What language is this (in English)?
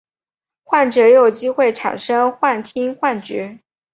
Chinese